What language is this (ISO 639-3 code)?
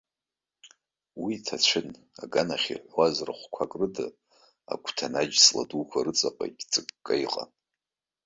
abk